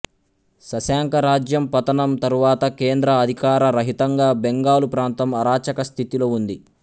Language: Telugu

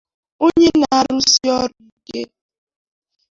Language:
Igbo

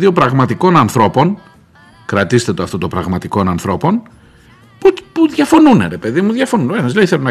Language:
Greek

